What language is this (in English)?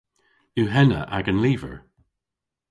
Cornish